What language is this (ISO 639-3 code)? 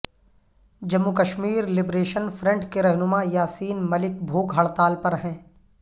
urd